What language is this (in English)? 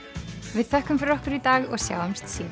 Icelandic